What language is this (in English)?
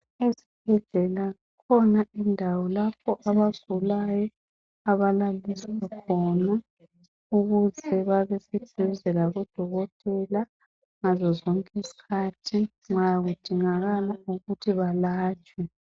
North Ndebele